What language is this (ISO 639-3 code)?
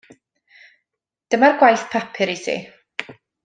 cym